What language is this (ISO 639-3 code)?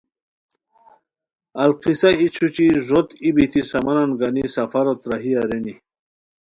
khw